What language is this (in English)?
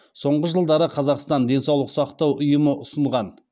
Kazakh